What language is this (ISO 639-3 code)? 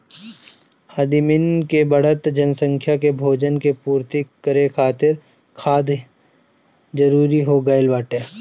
bho